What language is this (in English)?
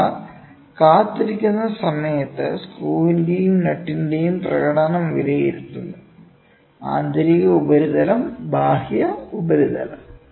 Malayalam